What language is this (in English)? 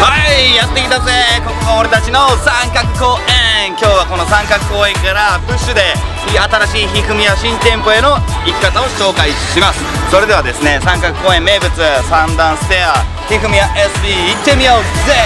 Japanese